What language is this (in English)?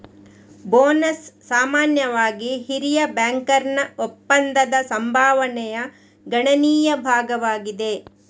Kannada